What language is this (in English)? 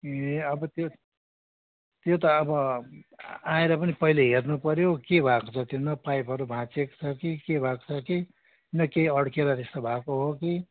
Nepali